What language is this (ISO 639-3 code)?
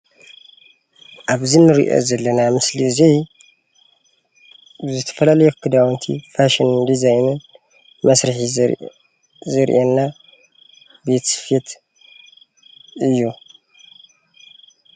tir